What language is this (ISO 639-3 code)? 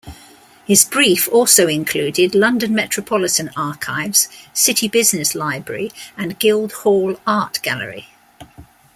eng